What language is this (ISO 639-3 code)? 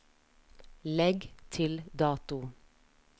nor